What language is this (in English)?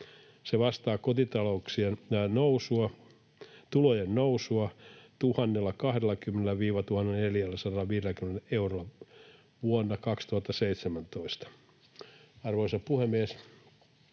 Finnish